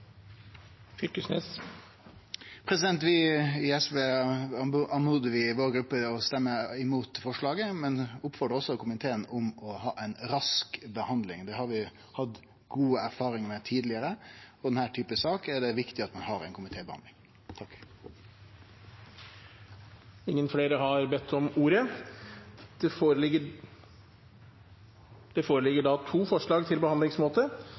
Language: Norwegian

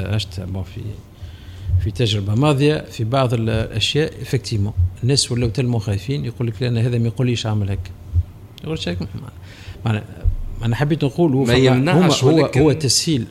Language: Arabic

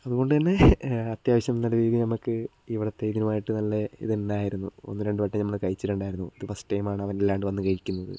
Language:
Malayalam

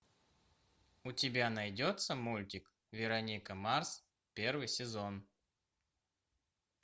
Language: Russian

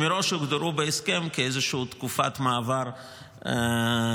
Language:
Hebrew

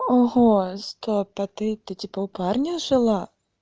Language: Russian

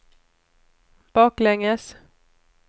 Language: Swedish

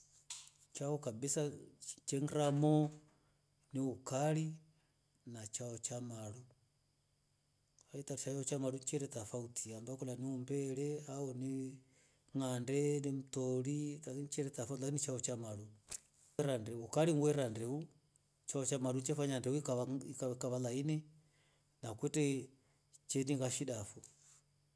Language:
Rombo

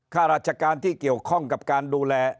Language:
Thai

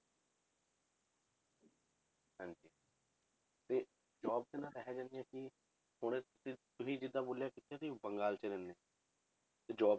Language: Punjabi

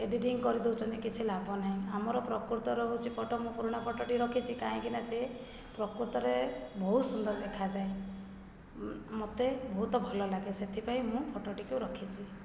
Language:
Odia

